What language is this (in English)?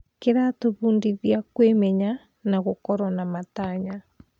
Kikuyu